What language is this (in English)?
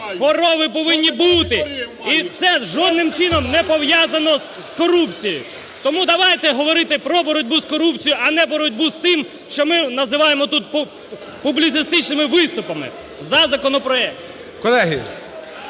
Ukrainian